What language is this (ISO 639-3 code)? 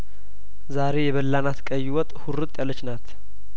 amh